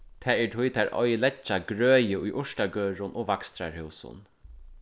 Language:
Faroese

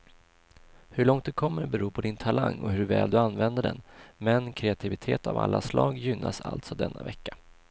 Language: Swedish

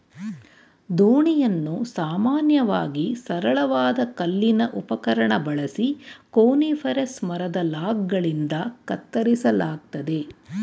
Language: Kannada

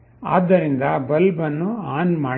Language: Kannada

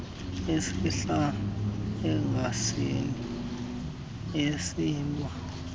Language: Xhosa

